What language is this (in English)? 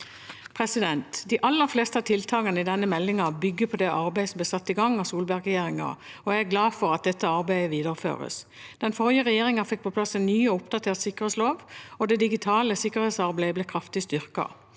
Norwegian